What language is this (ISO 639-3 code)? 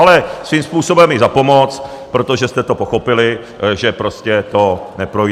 ces